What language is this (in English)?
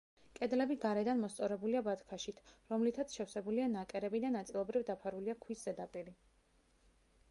Georgian